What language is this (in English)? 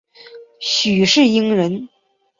Chinese